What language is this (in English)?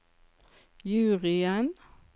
Norwegian